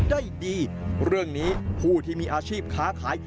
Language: Thai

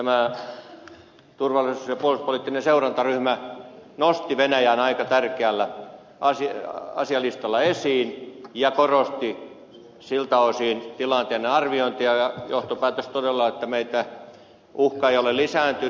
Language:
Finnish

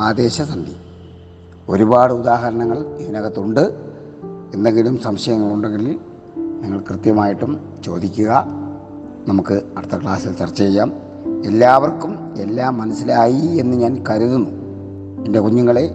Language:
Malayalam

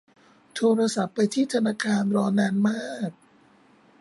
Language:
Thai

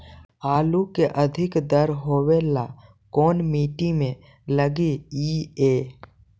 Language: Magahi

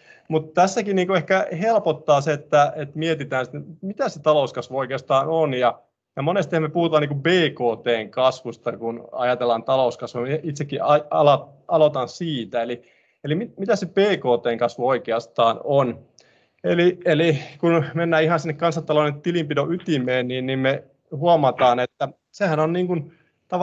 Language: Finnish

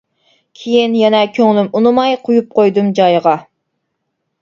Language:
Uyghur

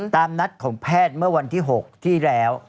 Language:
Thai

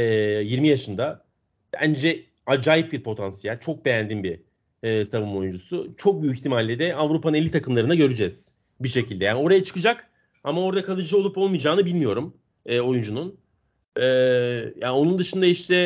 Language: Turkish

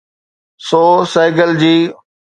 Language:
Sindhi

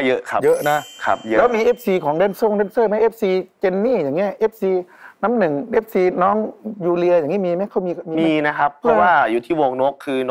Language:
Thai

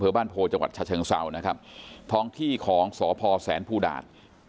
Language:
Thai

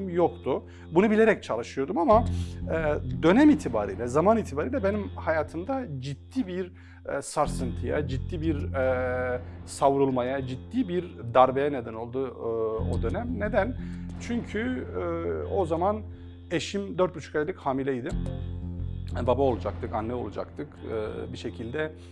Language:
Turkish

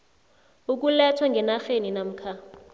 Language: South Ndebele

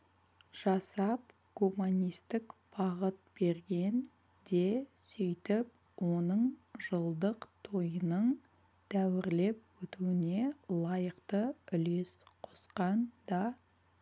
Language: Kazakh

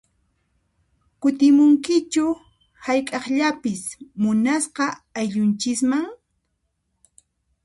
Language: Puno Quechua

